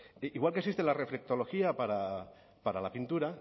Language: Spanish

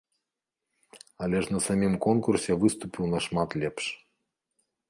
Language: Belarusian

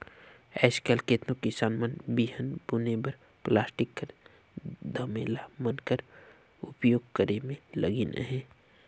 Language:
Chhattisgarhi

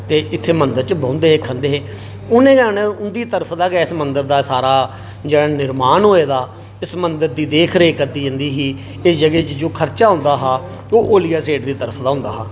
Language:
Dogri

